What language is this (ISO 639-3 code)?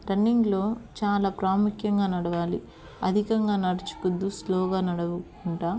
tel